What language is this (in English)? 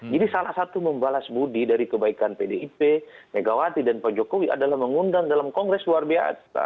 Indonesian